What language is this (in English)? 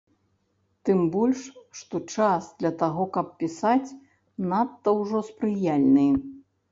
Belarusian